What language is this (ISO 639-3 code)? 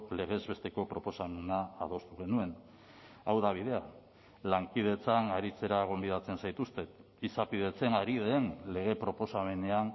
eus